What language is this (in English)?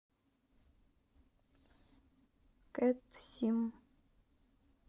Russian